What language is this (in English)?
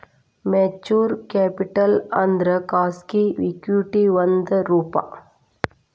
Kannada